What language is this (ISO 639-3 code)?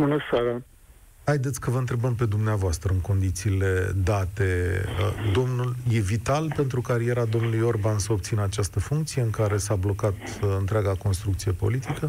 ron